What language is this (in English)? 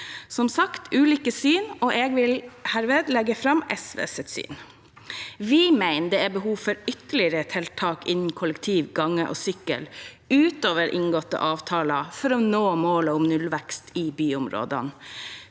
Norwegian